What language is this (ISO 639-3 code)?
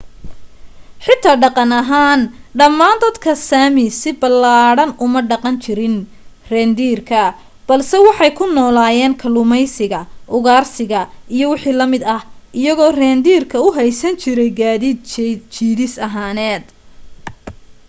som